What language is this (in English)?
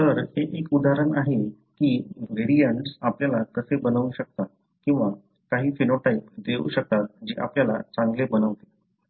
Marathi